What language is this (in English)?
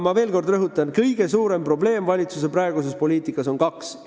Estonian